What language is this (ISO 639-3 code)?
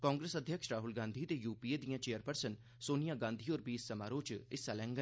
doi